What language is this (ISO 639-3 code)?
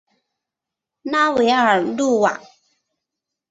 zho